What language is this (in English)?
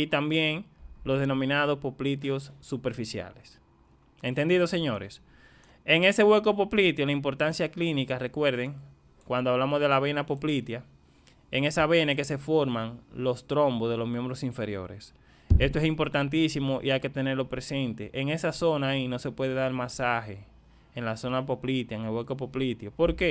Spanish